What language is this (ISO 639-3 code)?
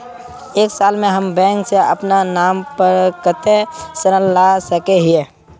mag